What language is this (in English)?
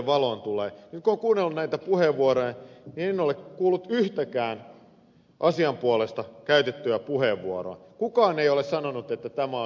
Finnish